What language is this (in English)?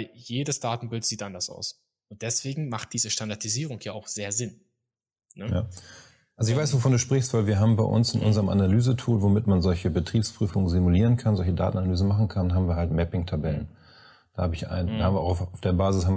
German